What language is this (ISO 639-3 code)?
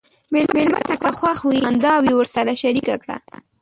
pus